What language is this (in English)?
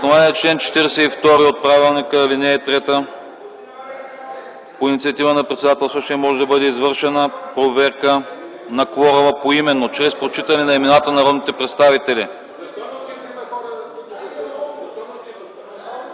Bulgarian